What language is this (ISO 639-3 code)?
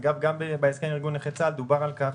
heb